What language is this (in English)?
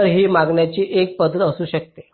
Marathi